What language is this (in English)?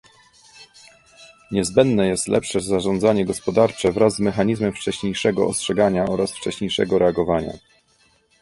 Polish